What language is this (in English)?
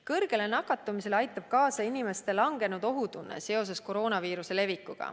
Estonian